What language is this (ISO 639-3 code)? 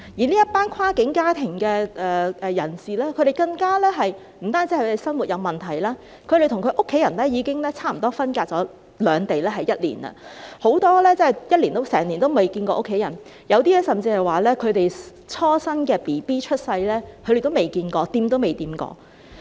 yue